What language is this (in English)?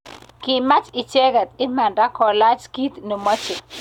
Kalenjin